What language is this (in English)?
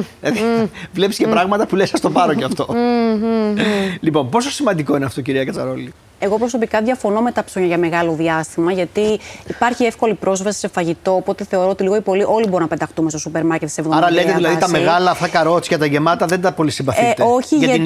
Greek